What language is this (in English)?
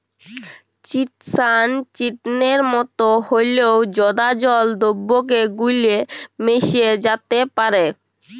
Bangla